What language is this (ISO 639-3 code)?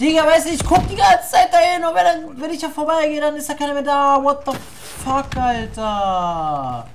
deu